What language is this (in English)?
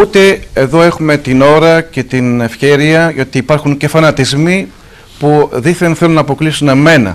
Greek